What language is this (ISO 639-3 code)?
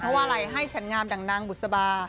tha